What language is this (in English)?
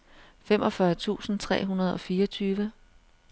Danish